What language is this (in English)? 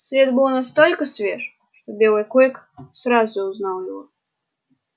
Russian